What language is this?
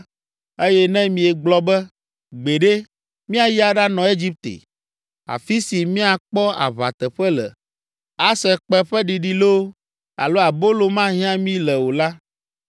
Ewe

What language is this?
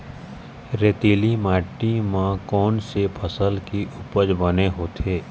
Chhattisgarhi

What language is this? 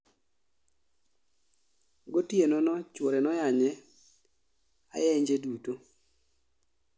Luo (Kenya and Tanzania)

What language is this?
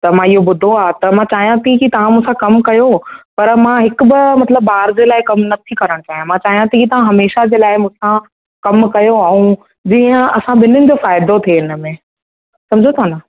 Sindhi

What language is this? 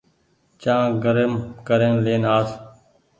Goaria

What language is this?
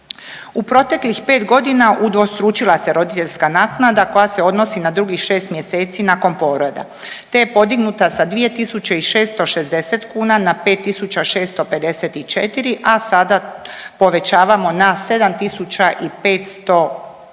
Croatian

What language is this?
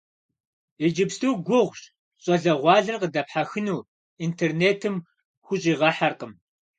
Kabardian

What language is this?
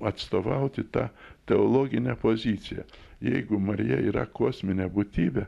Lithuanian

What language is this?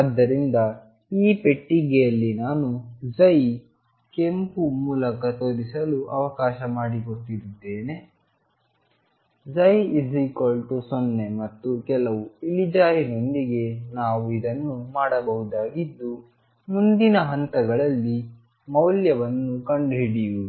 Kannada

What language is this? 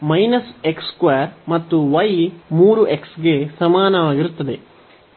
Kannada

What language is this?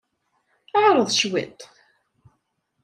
Kabyle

